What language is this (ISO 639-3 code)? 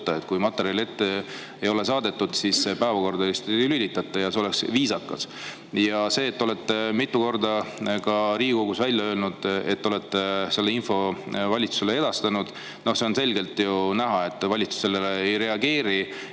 est